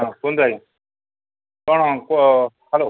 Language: Odia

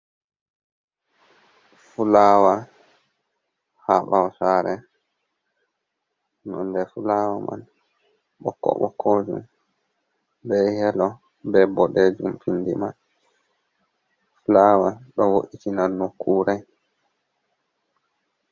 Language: Fula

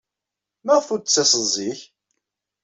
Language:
Kabyle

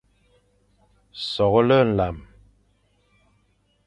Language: Fang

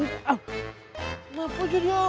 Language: Indonesian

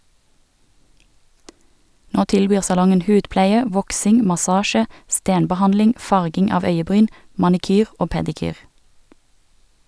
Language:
Norwegian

